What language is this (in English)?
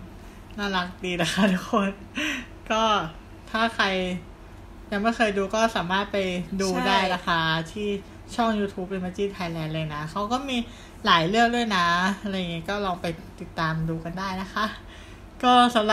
Thai